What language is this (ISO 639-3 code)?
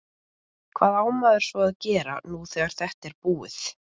isl